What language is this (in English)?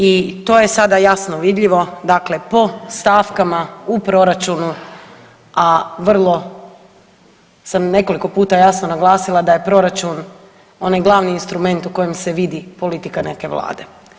Croatian